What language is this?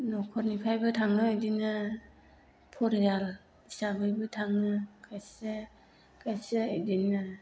Bodo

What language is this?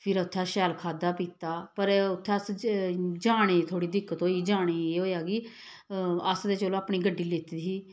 Dogri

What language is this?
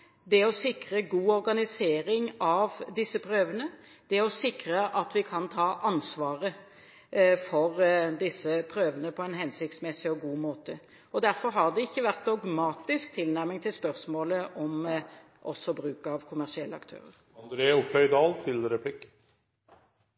Norwegian Bokmål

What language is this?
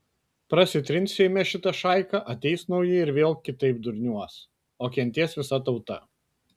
Lithuanian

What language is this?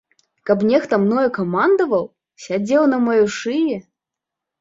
Belarusian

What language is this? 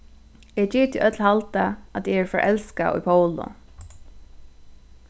Faroese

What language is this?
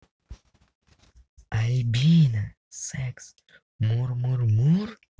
Russian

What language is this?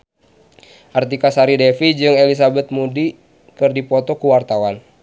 Sundanese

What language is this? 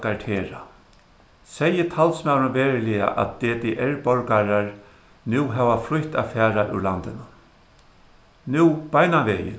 Faroese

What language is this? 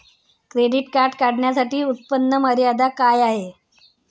Marathi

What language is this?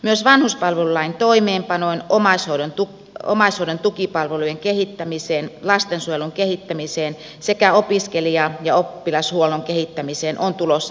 Finnish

